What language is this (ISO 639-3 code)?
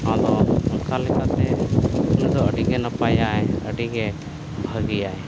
sat